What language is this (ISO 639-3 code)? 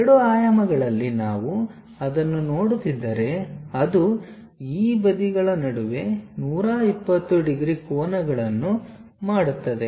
kan